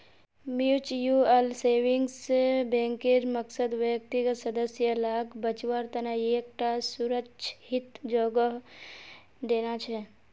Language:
Magahi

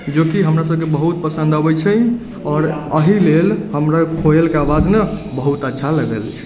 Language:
Maithili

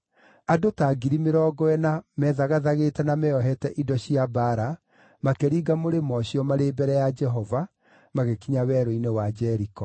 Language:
Kikuyu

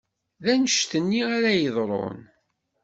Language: Kabyle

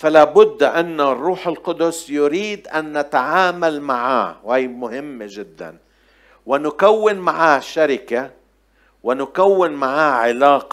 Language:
Arabic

